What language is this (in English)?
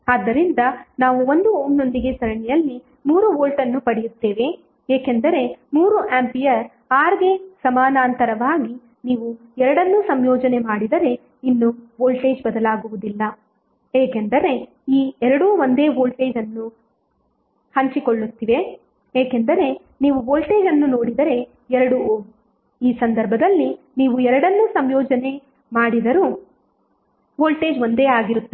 Kannada